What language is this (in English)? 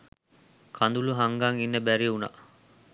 Sinhala